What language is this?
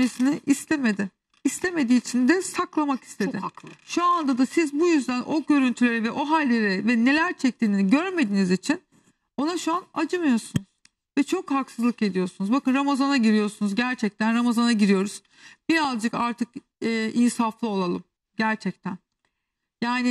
Turkish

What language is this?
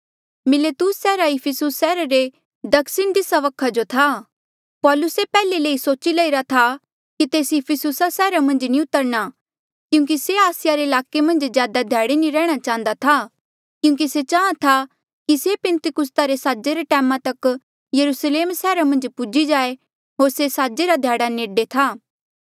Mandeali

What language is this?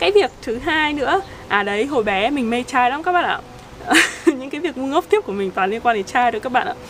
Vietnamese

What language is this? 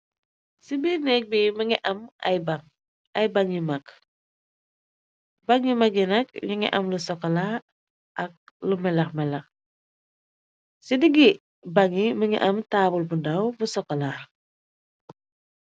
Wolof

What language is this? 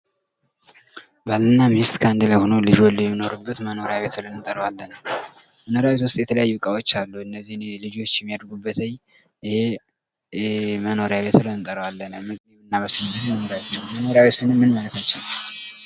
Amharic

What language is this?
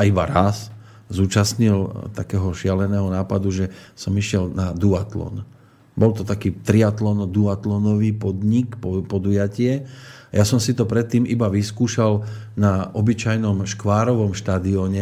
Slovak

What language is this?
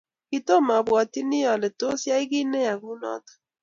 Kalenjin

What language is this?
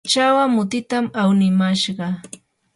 Yanahuanca Pasco Quechua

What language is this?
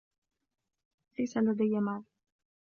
Arabic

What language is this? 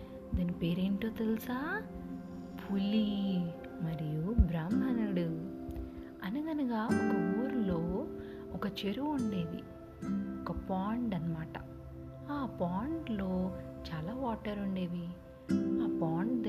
Telugu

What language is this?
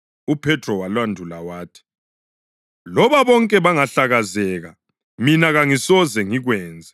North Ndebele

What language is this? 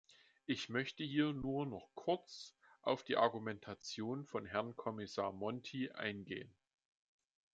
German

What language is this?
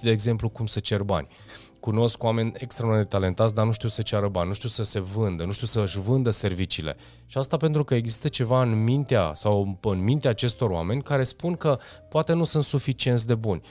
Romanian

